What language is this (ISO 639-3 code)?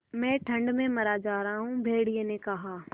hin